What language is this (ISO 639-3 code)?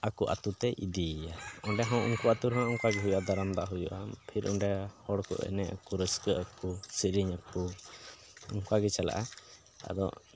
sat